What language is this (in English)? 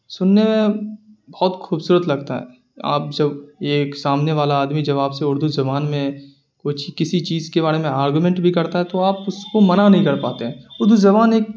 Urdu